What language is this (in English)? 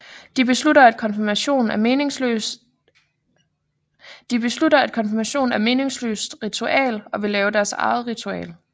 Danish